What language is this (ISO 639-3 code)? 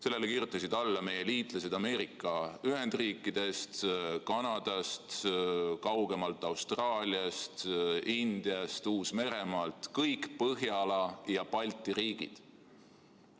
est